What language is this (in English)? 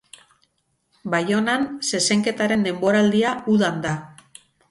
Basque